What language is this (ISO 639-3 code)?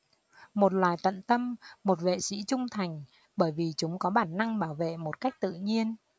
vie